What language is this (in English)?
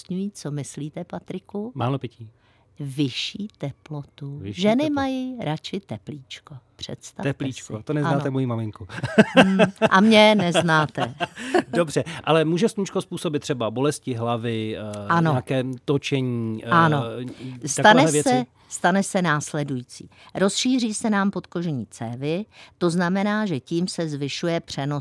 Czech